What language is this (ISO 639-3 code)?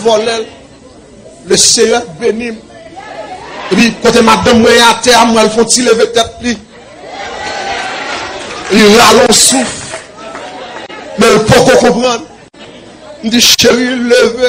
fra